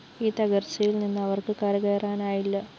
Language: Malayalam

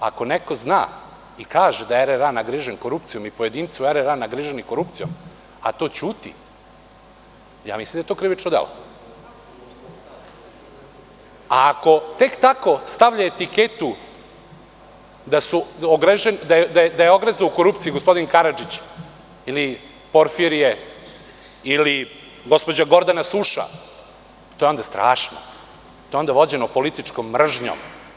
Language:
Serbian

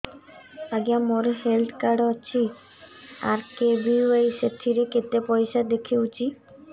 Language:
Odia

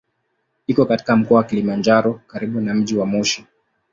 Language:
Swahili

